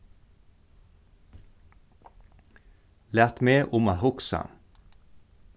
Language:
Faroese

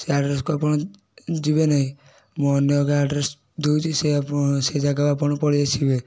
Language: Odia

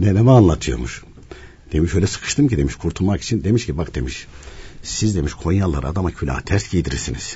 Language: Turkish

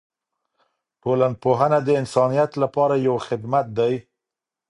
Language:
Pashto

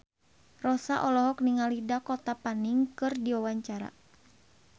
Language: Sundanese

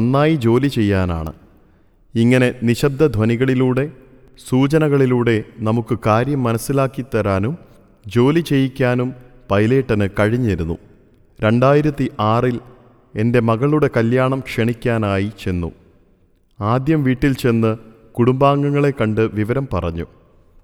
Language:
Malayalam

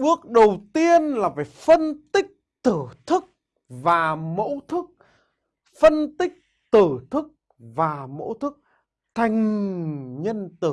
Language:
Vietnamese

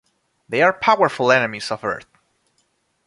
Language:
English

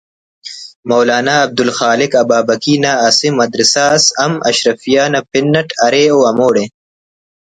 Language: Brahui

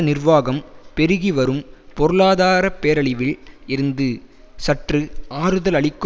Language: Tamil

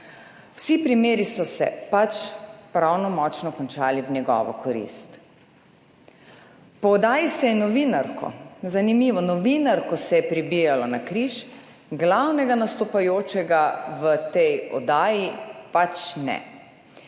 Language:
Slovenian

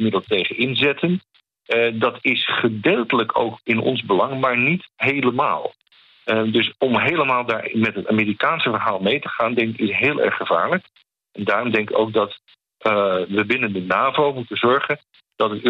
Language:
Dutch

